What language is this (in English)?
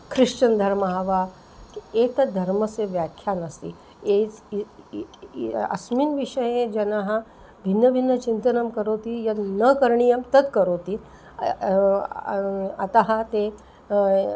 Sanskrit